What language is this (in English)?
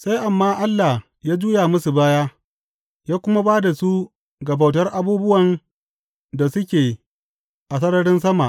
Hausa